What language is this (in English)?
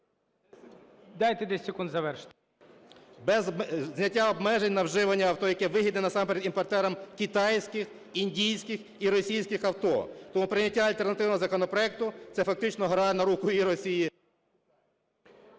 Ukrainian